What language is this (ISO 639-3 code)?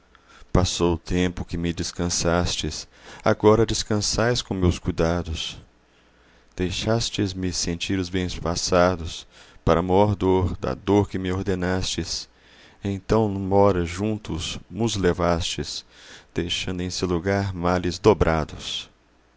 por